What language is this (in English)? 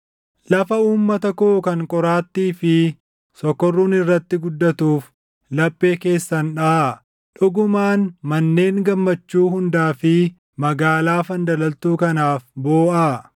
Oromo